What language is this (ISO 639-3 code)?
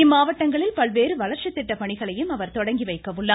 tam